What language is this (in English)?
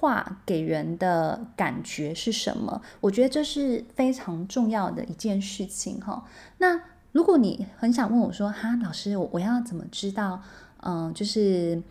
Chinese